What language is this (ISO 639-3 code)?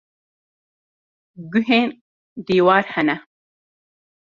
kur